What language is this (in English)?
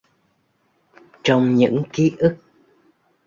Vietnamese